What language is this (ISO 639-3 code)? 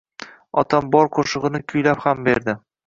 uzb